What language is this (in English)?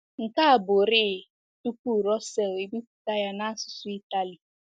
Igbo